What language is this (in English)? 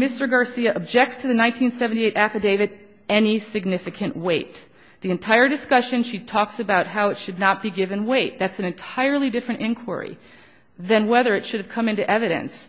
English